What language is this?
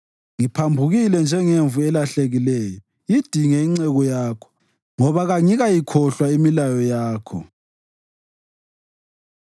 North Ndebele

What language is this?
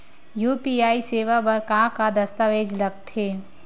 Chhattisgarhi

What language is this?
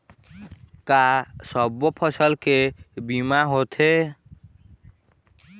Chhattisgarhi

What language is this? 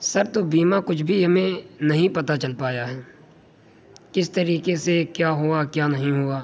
Urdu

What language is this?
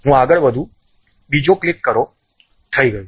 Gujarati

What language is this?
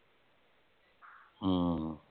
Punjabi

